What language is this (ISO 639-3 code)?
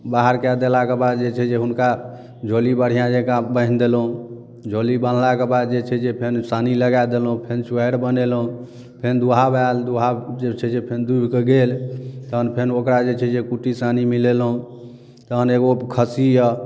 mai